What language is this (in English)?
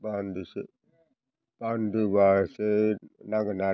Bodo